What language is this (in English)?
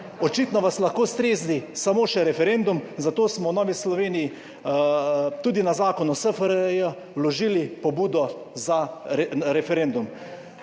Slovenian